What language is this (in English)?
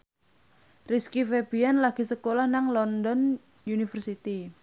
Javanese